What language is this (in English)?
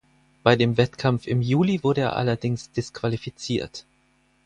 German